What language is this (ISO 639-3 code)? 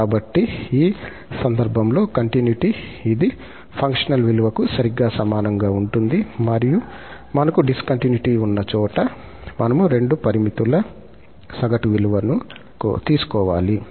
tel